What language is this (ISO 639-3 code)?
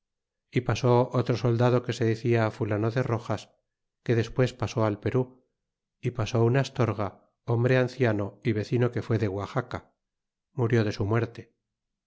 spa